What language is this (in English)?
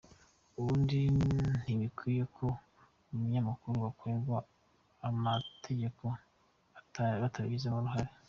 Kinyarwanda